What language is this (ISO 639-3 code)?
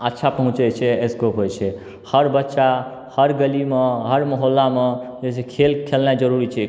mai